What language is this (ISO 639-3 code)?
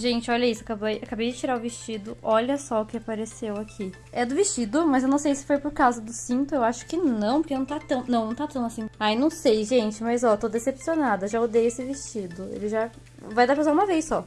por